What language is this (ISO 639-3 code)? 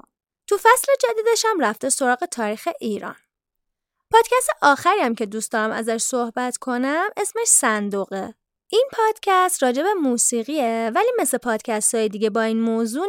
fas